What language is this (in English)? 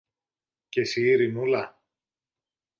Greek